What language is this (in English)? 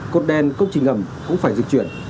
Vietnamese